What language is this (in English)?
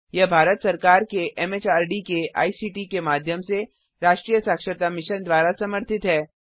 Hindi